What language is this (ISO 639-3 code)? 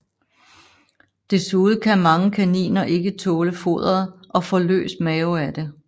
dan